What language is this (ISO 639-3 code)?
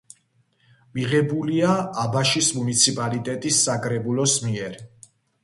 kat